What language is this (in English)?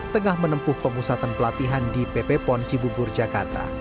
Indonesian